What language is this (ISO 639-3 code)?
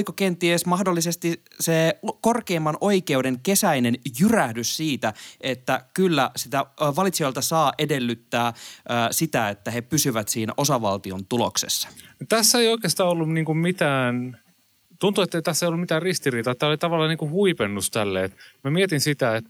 fin